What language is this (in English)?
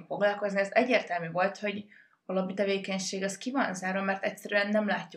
Hungarian